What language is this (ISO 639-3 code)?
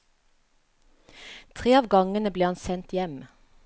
nor